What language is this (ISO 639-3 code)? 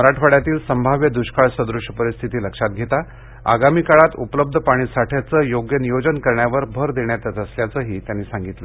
mar